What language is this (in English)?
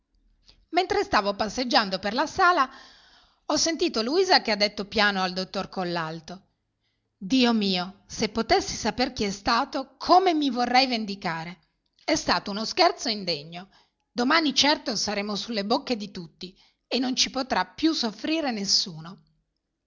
Italian